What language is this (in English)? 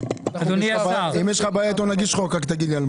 Hebrew